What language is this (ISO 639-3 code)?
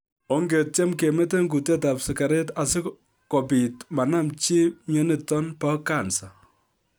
kln